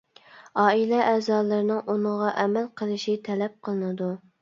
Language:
Uyghur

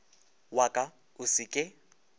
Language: Northern Sotho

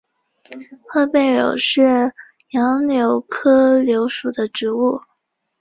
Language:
Chinese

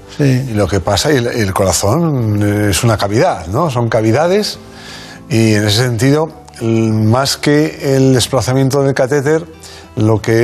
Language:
Spanish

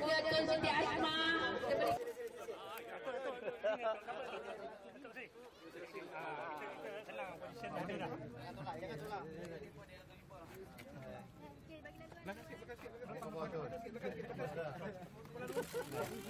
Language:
Malay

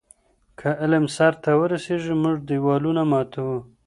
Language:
Pashto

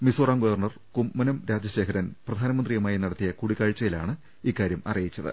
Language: Malayalam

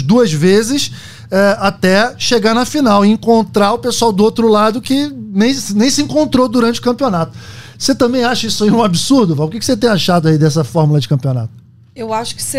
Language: Portuguese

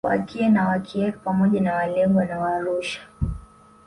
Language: Swahili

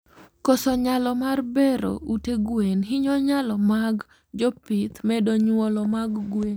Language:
Luo (Kenya and Tanzania)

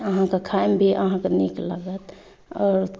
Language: Maithili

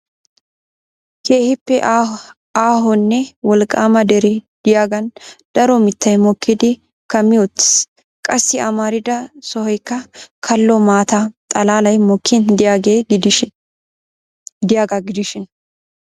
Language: Wolaytta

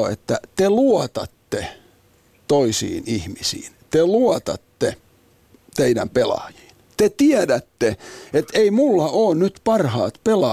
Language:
Finnish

